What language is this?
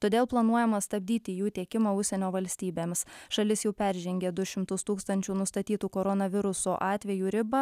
Lithuanian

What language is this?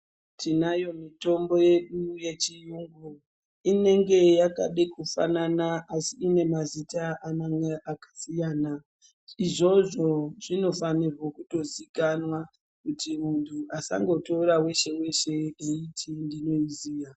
Ndau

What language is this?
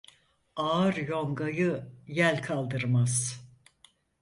Turkish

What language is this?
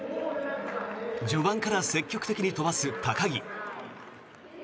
Japanese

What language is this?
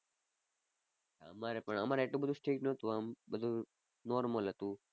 Gujarati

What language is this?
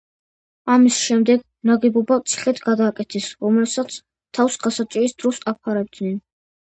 Georgian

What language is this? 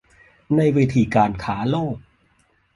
Thai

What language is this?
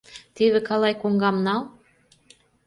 Mari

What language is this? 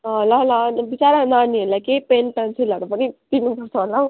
Nepali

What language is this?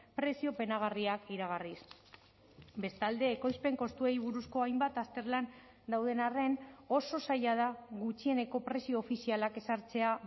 Basque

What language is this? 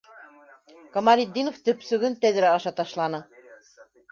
Bashkir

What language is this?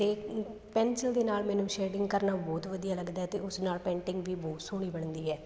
Punjabi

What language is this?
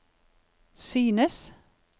Norwegian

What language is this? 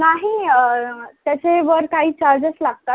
Marathi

